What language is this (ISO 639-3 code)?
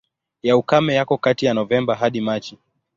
swa